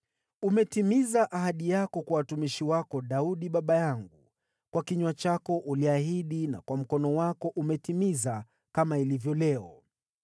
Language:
Swahili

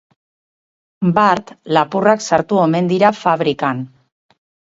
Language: Basque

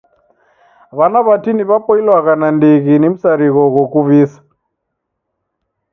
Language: Taita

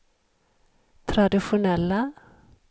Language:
Swedish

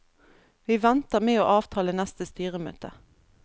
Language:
Norwegian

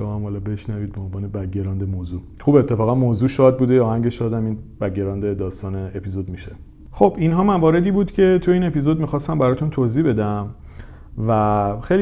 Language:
Persian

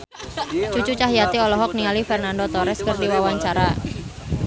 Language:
Sundanese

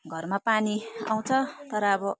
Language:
Nepali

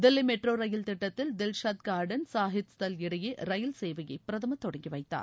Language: Tamil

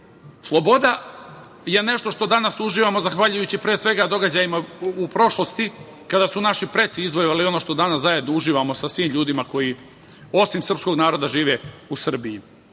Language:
Serbian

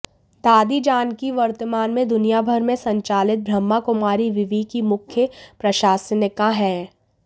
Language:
Hindi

